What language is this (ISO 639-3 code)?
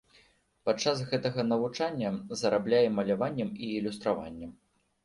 bel